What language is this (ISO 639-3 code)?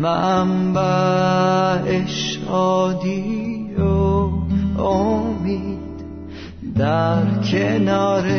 fas